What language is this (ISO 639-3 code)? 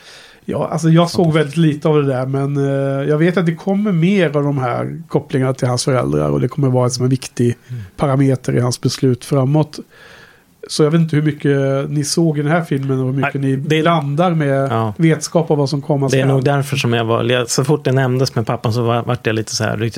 swe